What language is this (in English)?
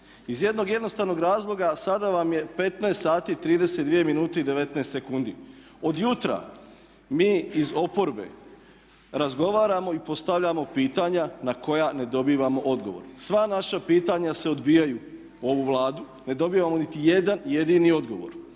Croatian